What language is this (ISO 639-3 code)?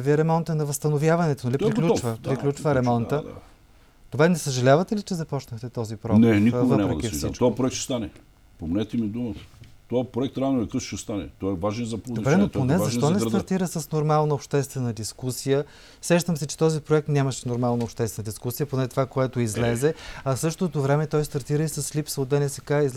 bul